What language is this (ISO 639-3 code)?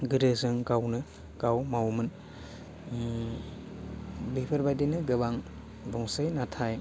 brx